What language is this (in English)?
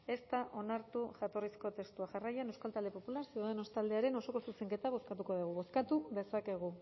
Basque